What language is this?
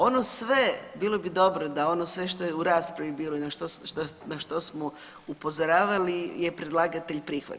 Croatian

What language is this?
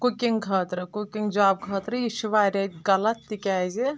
Kashmiri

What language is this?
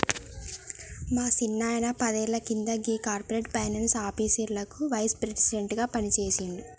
Telugu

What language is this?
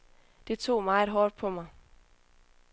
Danish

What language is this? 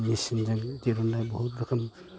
Bodo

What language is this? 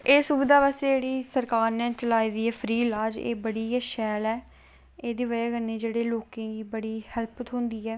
Dogri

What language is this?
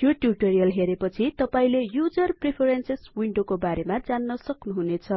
Nepali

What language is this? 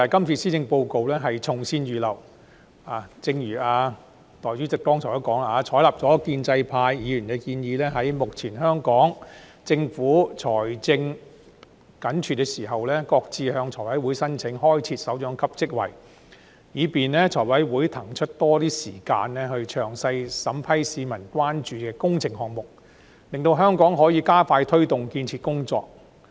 Cantonese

